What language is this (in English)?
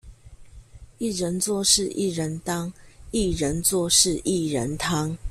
Chinese